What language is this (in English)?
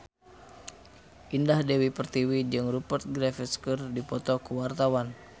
Sundanese